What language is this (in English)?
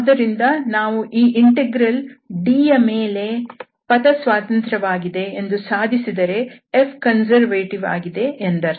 Kannada